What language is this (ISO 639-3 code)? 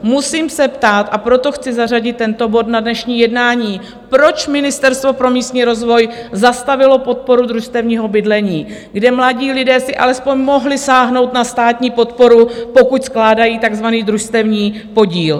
ces